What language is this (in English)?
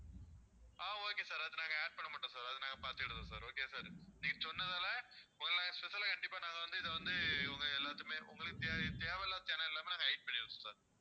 Tamil